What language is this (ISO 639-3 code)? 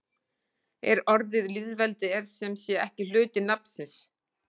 isl